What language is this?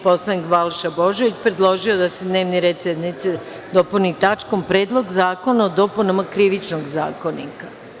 Serbian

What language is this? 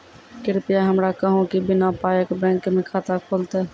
Maithili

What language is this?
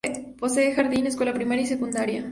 Spanish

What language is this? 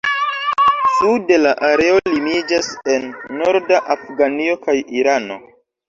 Esperanto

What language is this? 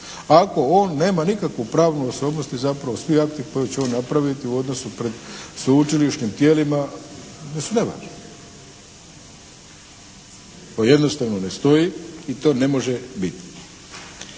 Croatian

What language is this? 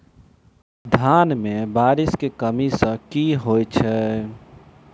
Maithili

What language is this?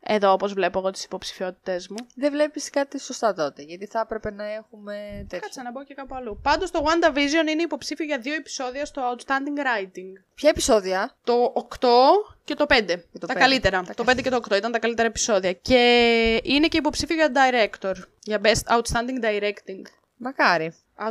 Greek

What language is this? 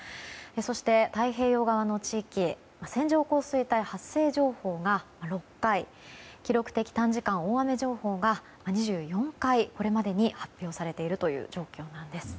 Japanese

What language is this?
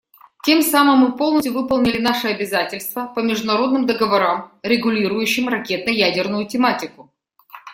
Russian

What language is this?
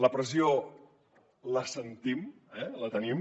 Catalan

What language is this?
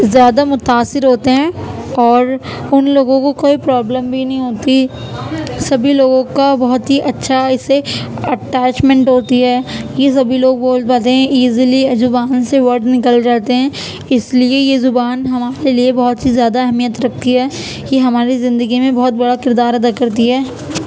Urdu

